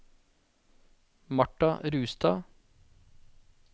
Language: Norwegian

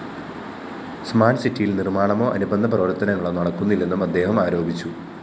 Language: Malayalam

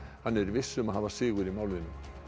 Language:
Icelandic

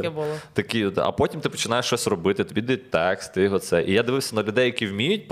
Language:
Ukrainian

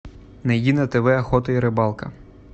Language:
Russian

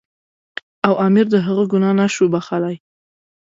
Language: Pashto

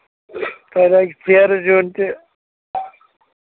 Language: Kashmiri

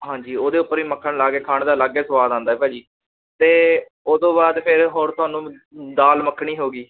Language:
Punjabi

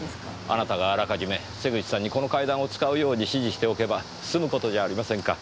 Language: Japanese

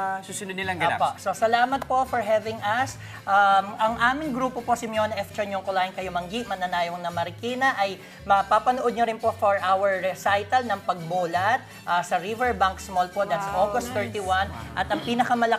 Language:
Filipino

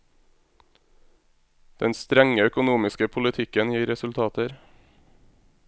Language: Norwegian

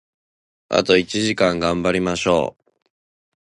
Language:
Japanese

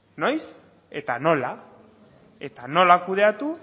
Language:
Basque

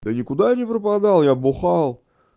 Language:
Russian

